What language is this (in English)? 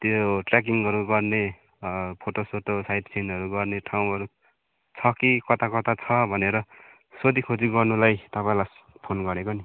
Nepali